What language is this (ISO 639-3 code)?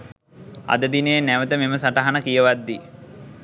sin